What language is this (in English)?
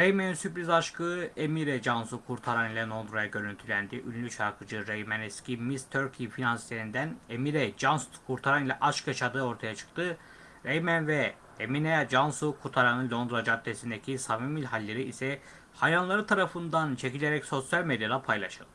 Turkish